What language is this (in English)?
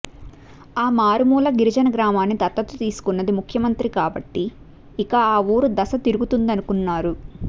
Telugu